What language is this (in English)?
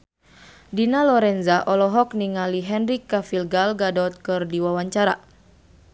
Sundanese